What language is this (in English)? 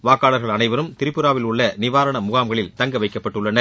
Tamil